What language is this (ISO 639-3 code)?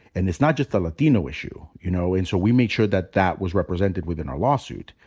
eng